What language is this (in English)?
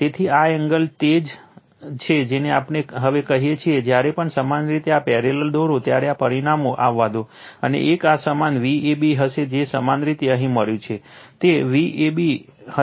Gujarati